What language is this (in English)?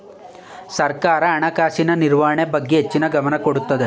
Kannada